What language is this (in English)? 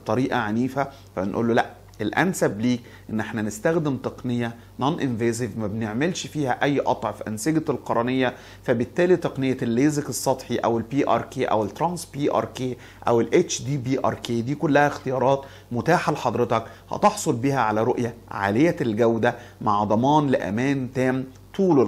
Arabic